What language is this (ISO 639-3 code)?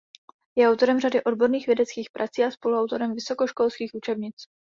ces